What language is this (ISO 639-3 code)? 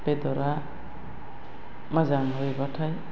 brx